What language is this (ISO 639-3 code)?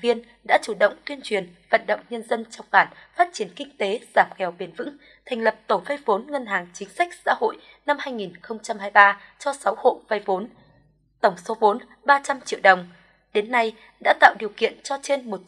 vie